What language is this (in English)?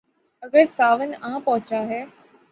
Urdu